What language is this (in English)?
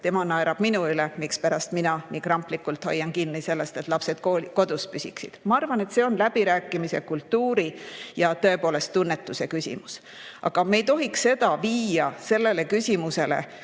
Estonian